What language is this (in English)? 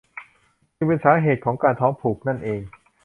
Thai